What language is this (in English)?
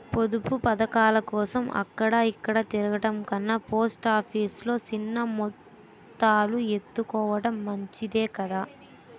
Telugu